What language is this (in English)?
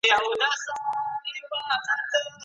Pashto